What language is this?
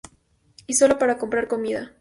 Spanish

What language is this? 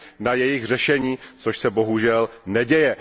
Czech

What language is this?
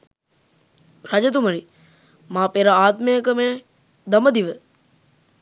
Sinhala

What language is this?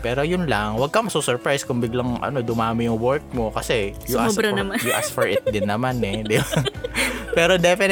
Filipino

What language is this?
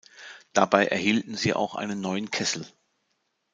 German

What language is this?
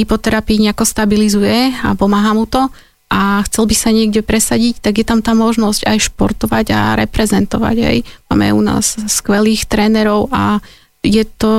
Slovak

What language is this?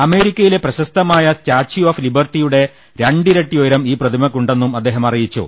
Malayalam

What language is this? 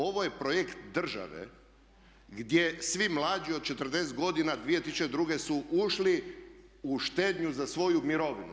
Croatian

